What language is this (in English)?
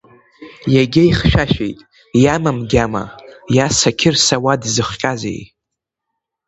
Abkhazian